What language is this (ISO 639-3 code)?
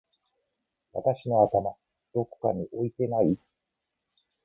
jpn